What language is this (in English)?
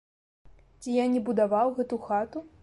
Belarusian